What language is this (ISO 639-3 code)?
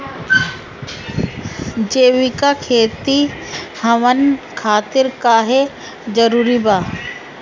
bho